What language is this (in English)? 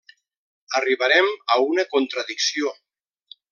Catalan